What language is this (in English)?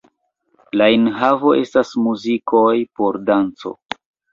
Esperanto